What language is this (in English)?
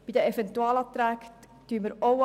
Swiss German